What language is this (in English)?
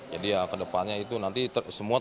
Indonesian